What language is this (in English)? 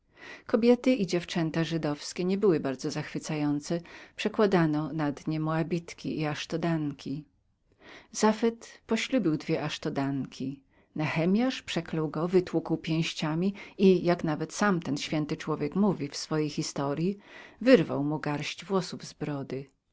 Polish